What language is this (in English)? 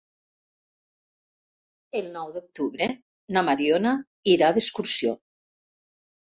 Catalan